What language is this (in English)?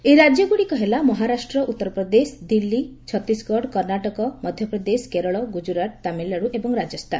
Odia